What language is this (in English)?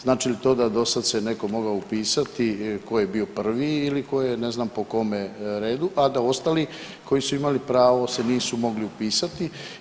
Croatian